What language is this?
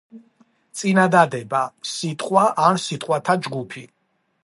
Georgian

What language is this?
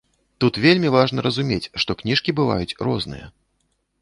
Belarusian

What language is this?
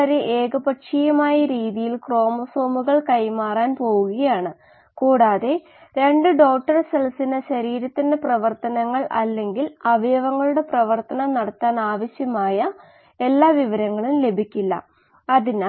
Malayalam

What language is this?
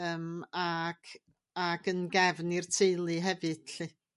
Welsh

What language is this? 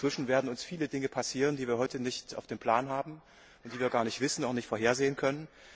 German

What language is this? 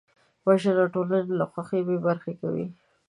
Pashto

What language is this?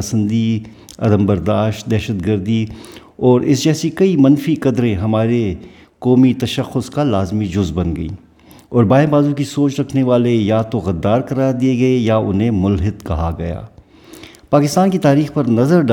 Urdu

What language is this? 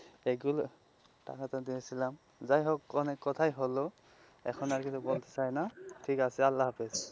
Bangla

